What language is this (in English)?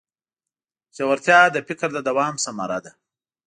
Pashto